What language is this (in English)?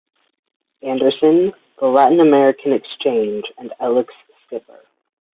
English